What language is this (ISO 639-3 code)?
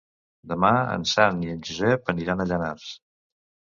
cat